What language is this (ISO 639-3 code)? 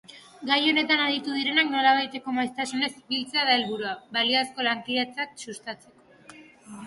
eus